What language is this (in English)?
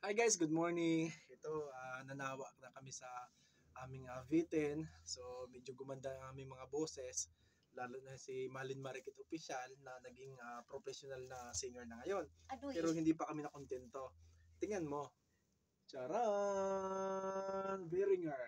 Filipino